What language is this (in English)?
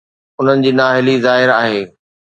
Sindhi